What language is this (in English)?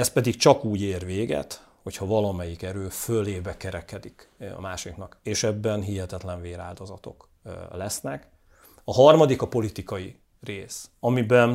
Hungarian